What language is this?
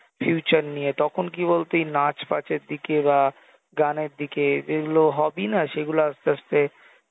Bangla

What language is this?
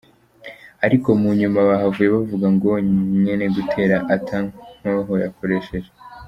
Kinyarwanda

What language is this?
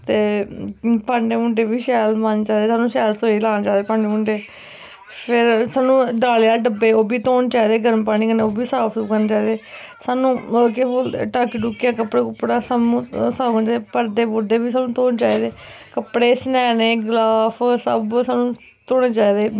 Dogri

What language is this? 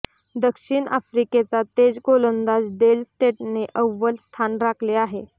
Marathi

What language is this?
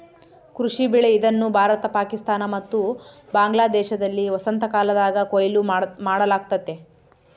Kannada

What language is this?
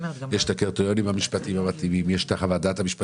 Hebrew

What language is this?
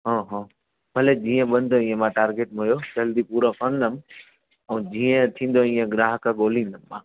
Sindhi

